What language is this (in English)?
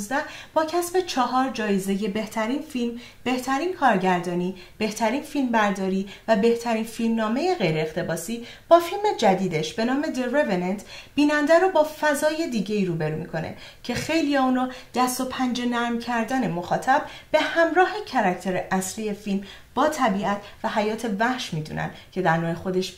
Persian